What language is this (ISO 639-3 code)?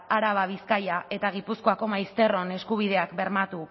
eus